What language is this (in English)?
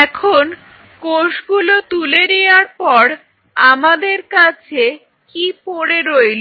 Bangla